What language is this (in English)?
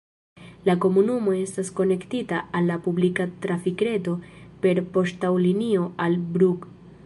Esperanto